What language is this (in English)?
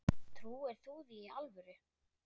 Icelandic